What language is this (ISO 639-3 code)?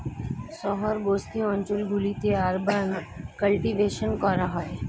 ben